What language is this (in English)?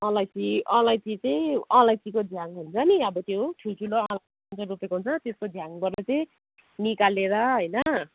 Nepali